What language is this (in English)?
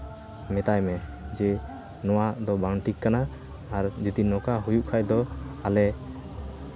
Santali